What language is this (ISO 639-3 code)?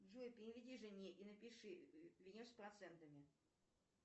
rus